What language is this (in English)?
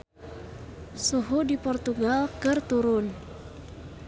Sundanese